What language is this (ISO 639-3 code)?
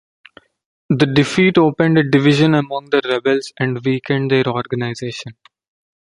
eng